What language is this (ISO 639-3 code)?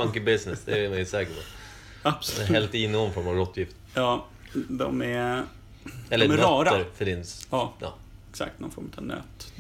swe